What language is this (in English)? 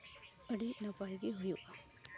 Santali